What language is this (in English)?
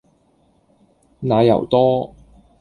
Cantonese